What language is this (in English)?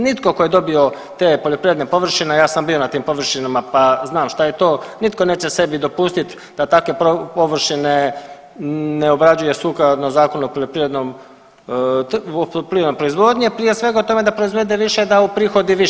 Croatian